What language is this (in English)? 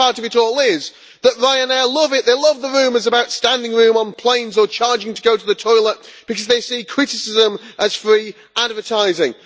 English